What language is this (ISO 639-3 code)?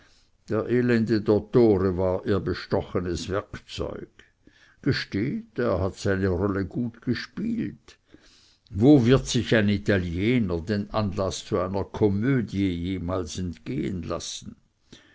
deu